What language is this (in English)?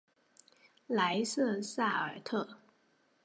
Chinese